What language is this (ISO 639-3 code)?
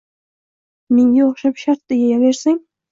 uzb